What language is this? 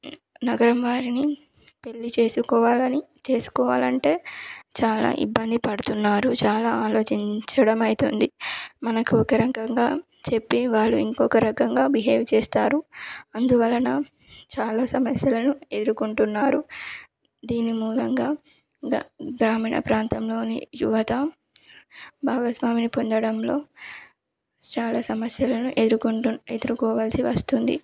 Telugu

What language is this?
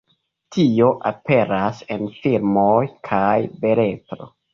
Esperanto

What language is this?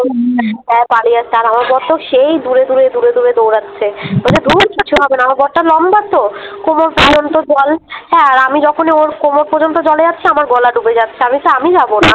Bangla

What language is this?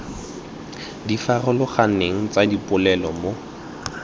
Tswana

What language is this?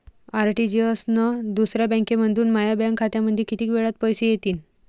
Marathi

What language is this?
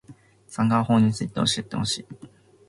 Japanese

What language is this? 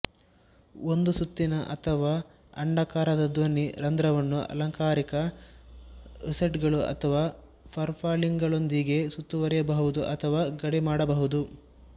Kannada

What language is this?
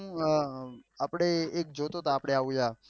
Gujarati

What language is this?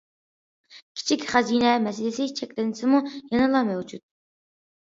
Uyghur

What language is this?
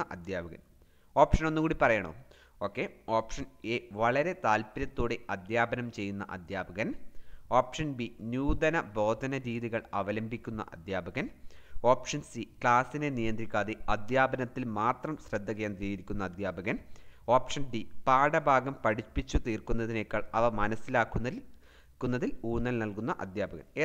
Malayalam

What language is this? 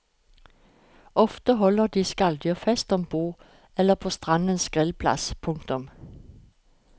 Norwegian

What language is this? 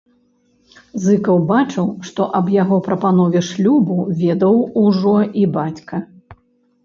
Belarusian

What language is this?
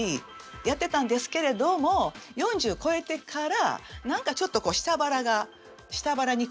Japanese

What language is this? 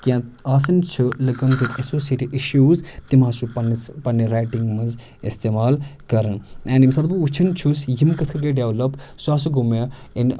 Kashmiri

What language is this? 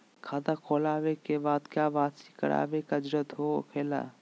Magahi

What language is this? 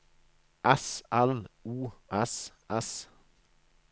Norwegian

